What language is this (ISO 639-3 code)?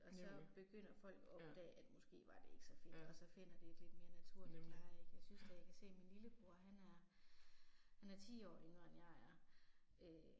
dan